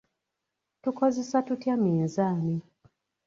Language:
Ganda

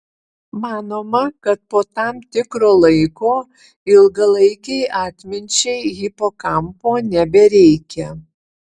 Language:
Lithuanian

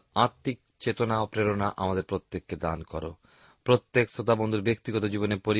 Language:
Bangla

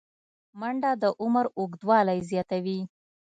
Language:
Pashto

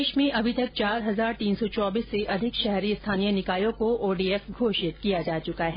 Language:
Hindi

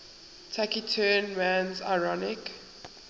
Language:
English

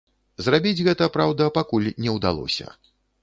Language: Belarusian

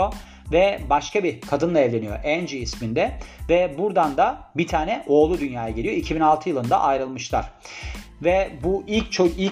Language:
Turkish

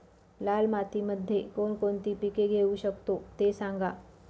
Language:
Marathi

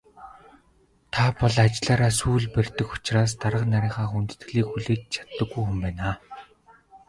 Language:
Mongolian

